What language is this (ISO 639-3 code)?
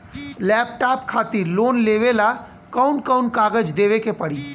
bho